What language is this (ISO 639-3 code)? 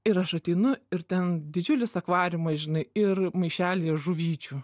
lit